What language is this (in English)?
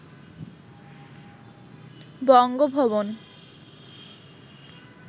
Bangla